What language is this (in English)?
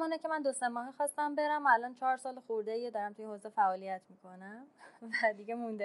Persian